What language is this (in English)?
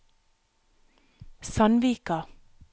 Norwegian